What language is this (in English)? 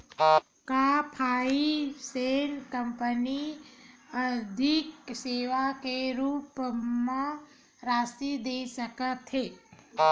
Chhattisgarhi